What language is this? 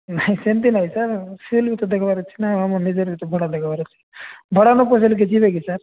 Odia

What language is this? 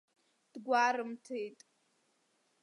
Abkhazian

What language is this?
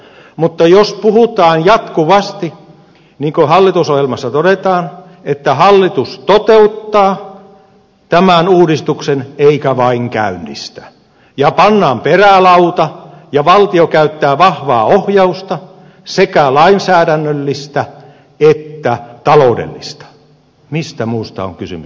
Finnish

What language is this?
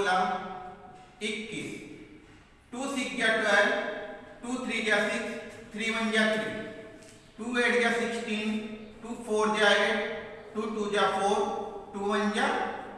Hindi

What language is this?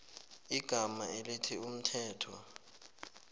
South Ndebele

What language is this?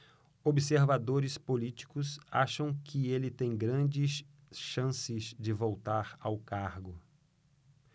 Portuguese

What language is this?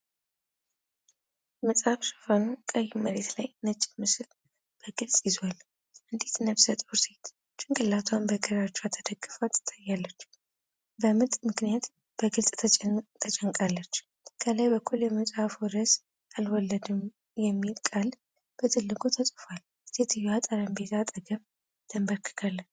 Amharic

